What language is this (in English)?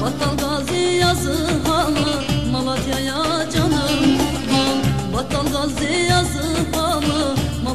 Turkish